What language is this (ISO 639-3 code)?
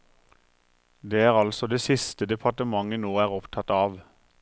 nor